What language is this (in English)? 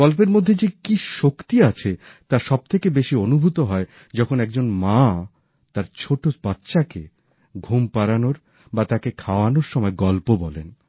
Bangla